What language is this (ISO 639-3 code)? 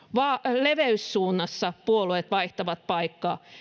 fin